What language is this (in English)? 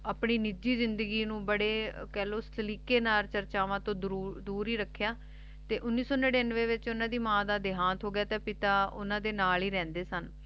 Punjabi